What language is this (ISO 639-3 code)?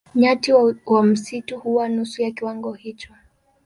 swa